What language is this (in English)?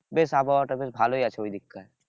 Bangla